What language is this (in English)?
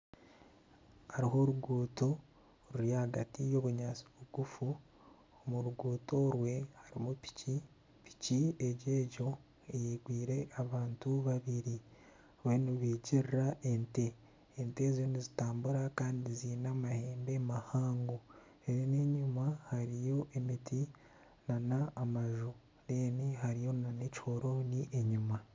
Nyankole